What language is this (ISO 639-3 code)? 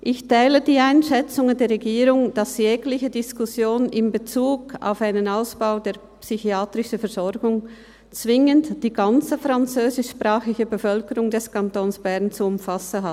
gsw